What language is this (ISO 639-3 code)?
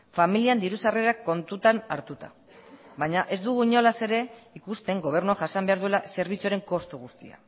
eus